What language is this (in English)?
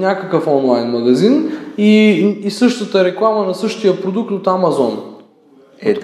Bulgarian